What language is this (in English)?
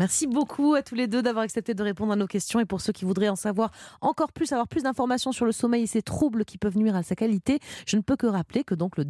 French